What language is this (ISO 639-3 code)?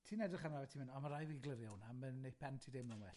cym